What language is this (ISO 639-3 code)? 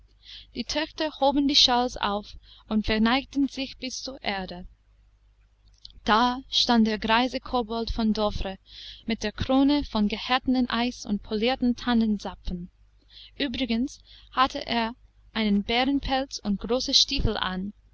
deu